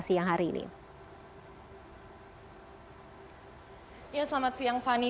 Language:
Indonesian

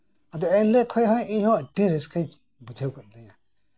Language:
Santali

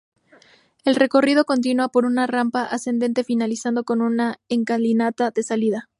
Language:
Spanish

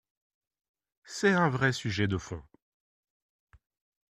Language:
French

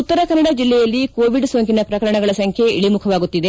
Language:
Kannada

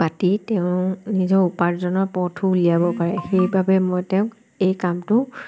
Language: Assamese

